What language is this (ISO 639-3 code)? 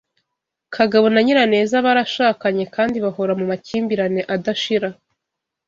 kin